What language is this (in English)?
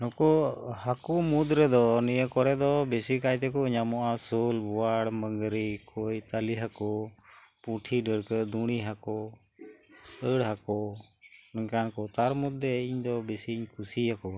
Santali